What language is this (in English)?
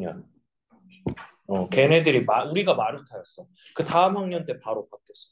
Korean